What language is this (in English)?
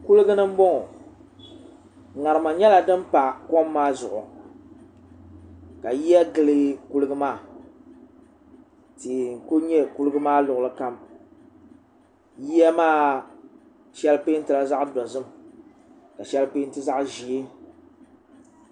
Dagbani